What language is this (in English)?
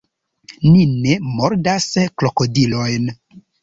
Esperanto